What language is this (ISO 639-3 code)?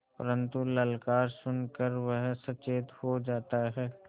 hin